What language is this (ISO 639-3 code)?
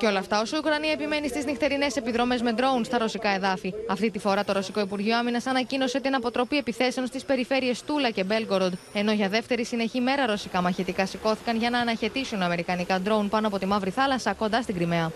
ell